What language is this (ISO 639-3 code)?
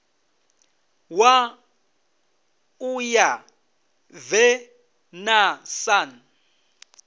ven